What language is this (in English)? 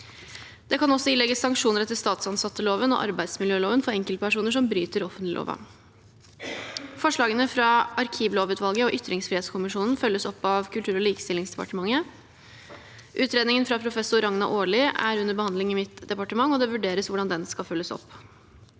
Norwegian